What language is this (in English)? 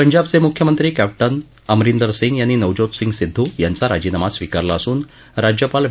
Marathi